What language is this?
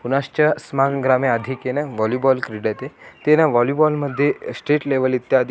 Sanskrit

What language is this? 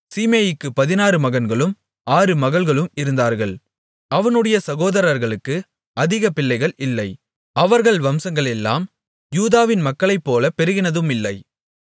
Tamil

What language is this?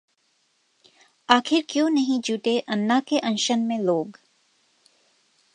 Hindi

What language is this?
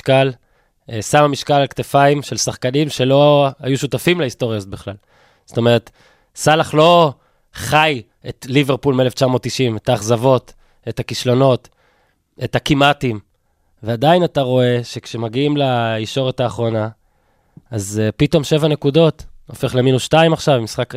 Hebrew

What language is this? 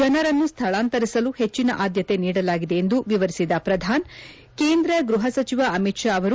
Kannada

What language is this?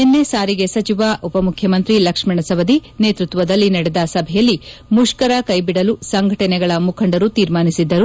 Kannada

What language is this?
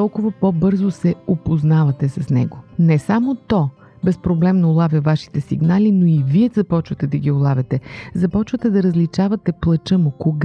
Bulgarian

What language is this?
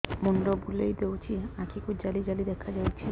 Odia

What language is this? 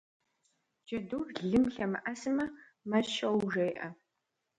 Kabardian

